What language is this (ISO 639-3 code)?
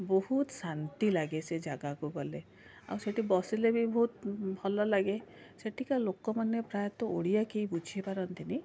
ori